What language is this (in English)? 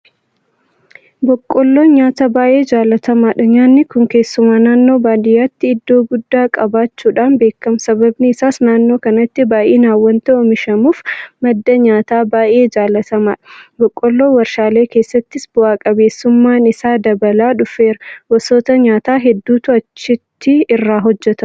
Oromo